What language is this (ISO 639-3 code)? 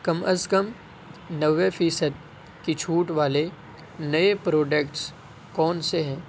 urd